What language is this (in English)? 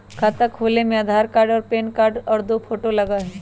Magahi